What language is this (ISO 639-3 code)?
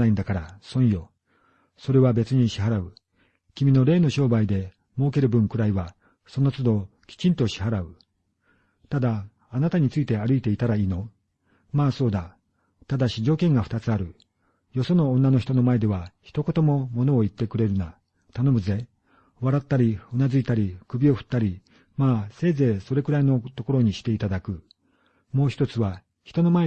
jpn